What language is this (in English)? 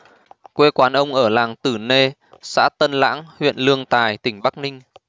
Vietnamese